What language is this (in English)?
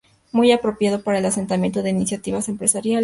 Spanish